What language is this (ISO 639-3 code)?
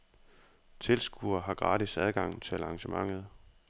dan